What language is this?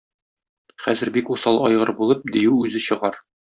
Tatar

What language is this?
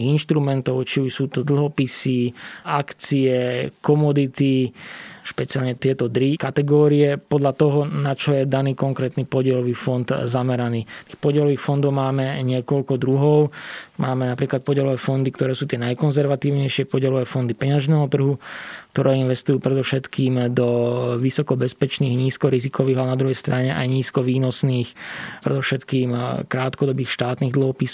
Slovak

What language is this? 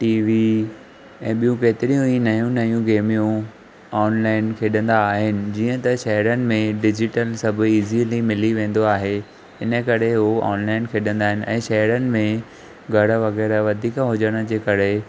Sindhi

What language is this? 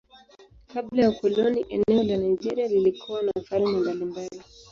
Swahili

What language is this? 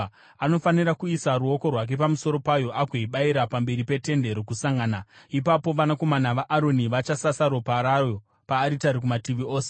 Shona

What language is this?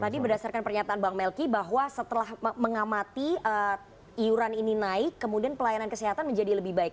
Indonesian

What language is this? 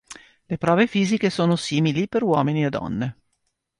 Italian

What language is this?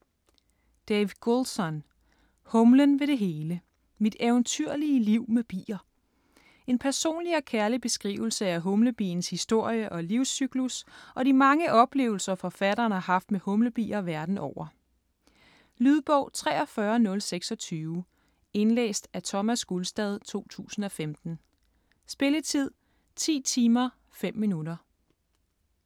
Danish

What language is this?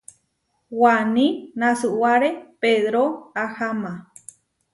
Huarijio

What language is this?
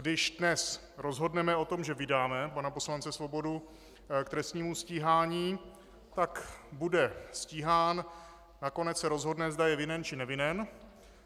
Czech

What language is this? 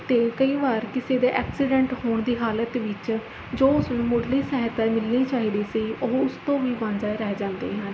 Punjabi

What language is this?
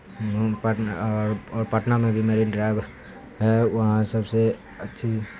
Urdu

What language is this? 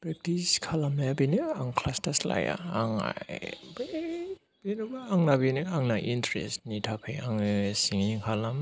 Bodo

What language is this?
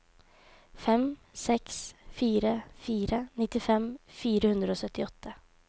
Norwegian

